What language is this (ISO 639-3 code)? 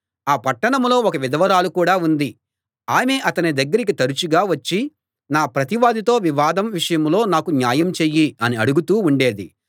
tel